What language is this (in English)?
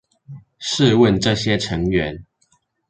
Chinese